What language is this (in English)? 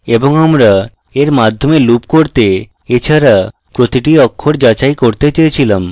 Bangla